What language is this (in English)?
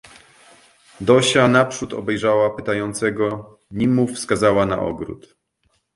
Polish